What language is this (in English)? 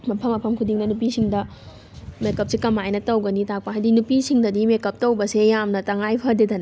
Manipuri